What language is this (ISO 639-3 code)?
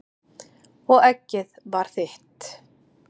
isl